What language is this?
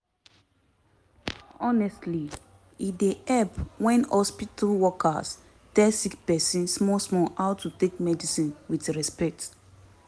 Nigerian Pidgin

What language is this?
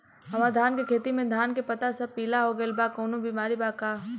Bhojpuri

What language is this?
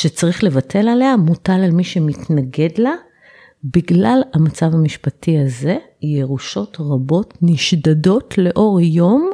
Hebrew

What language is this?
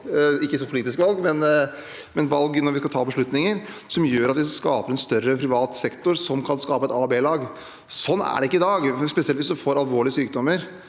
Norwegian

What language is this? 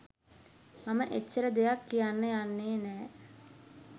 Sinhala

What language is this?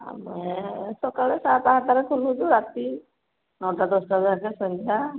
Odia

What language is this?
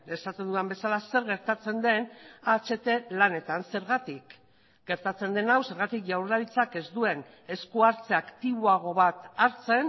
Basque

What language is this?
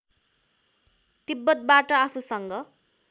Nepali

